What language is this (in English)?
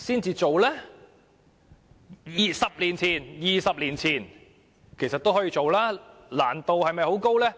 Cantonese